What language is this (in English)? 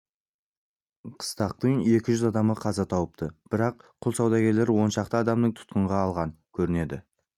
Kazakh